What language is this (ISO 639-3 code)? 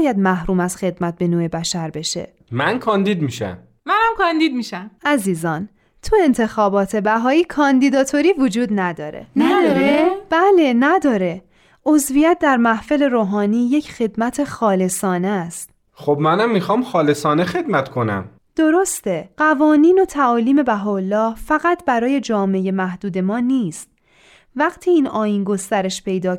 fas